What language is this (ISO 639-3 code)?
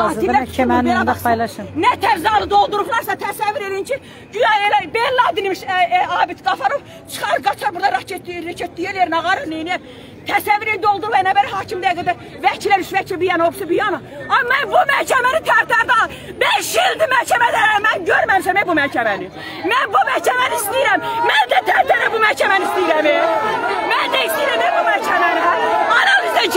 tur